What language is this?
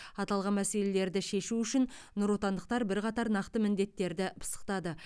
Kazakh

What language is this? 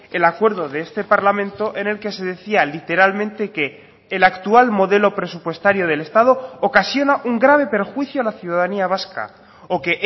Spanish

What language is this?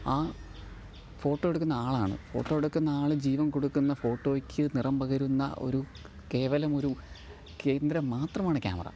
Malayalam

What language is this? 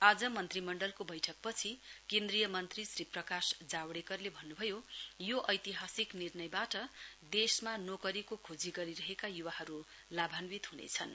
Nepali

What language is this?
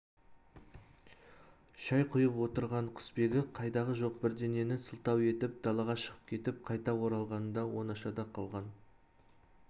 Kazakh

